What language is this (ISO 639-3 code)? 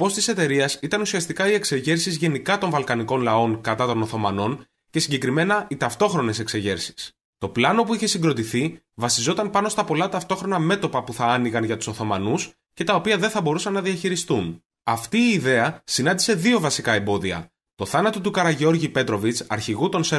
ell